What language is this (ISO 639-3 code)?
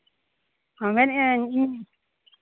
sat